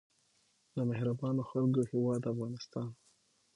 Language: Pashto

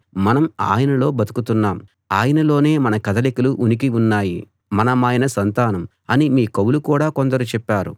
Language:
Telugu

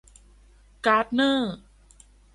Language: Thai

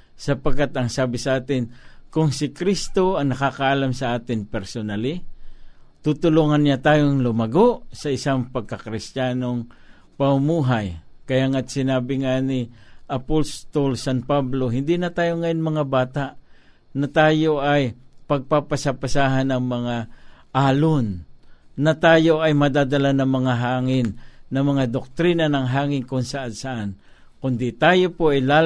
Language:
Filipino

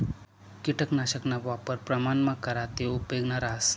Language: Marathi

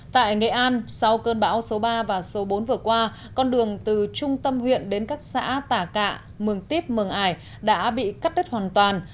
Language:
Vietnamese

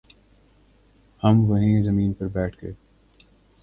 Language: Urdu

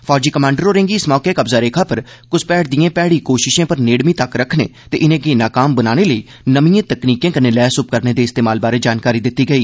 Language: Dogri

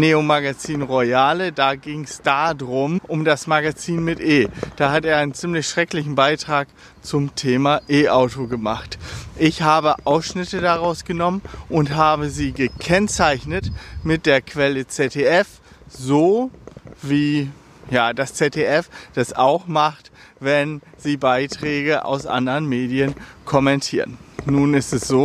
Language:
German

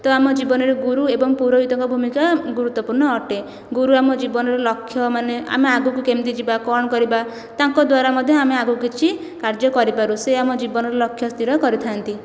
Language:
Odia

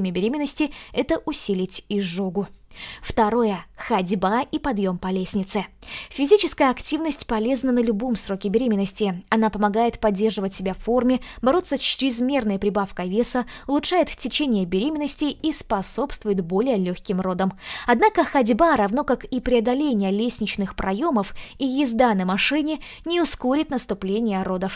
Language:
Russian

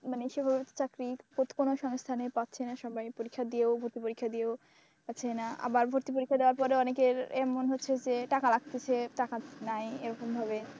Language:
Bangla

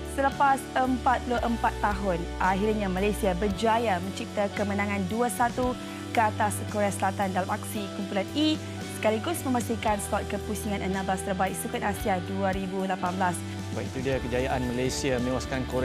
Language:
Malay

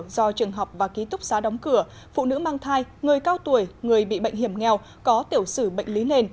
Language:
Vietnamese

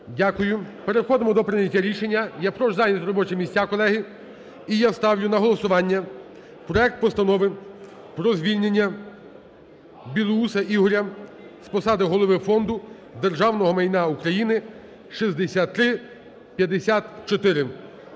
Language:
Ukrainian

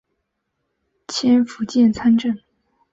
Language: Chinese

